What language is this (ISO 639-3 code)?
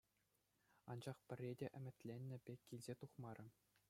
chv